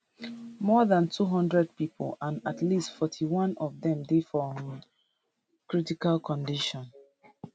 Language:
Nigerian Pidgin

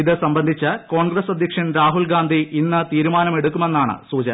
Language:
Malayalam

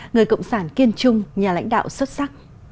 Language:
Vietnamese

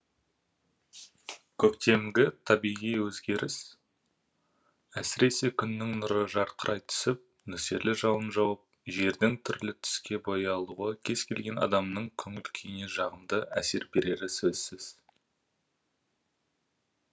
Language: Kazakh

